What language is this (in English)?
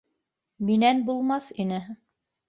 Bashkir